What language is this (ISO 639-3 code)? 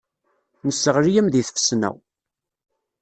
kab